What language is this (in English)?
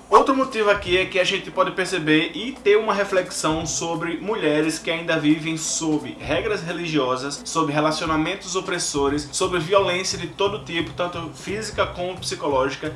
Portuguese